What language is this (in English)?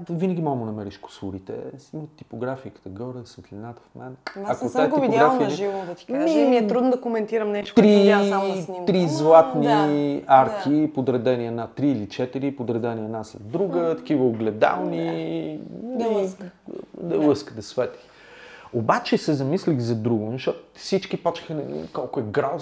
Bulgarian